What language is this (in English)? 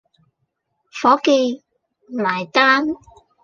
Cantonese